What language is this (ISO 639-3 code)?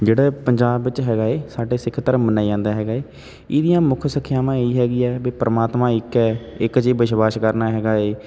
pan